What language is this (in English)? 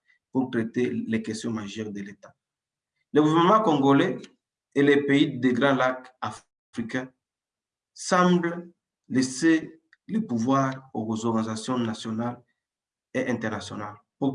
French